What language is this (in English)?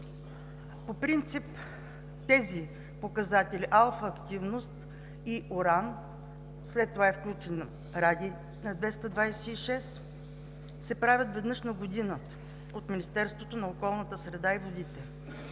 Bulgarian